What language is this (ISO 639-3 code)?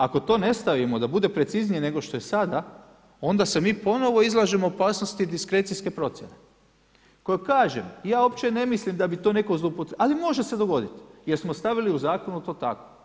hrv